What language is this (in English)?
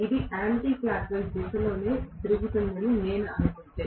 Telugu